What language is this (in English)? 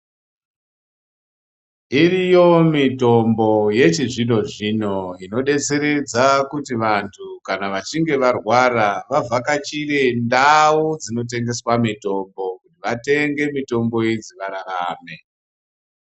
Ndau